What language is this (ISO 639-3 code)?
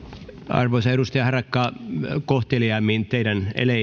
fin